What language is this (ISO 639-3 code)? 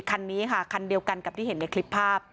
tha